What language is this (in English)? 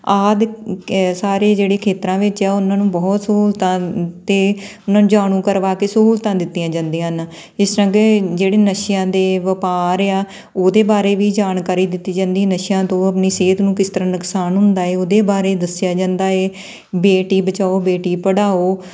Punjabi